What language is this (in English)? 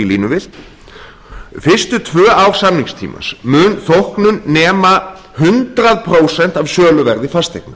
Icelandic